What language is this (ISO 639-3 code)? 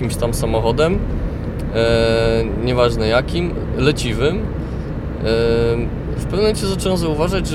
pol